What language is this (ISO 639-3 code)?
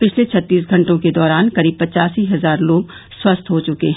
hin